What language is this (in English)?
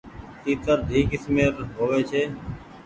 Goaria